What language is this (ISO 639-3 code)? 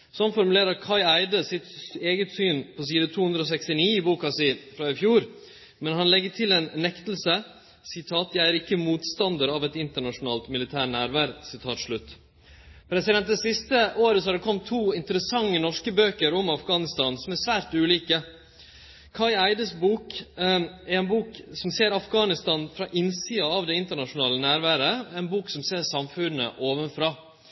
nno